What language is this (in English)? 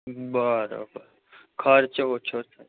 Gujarati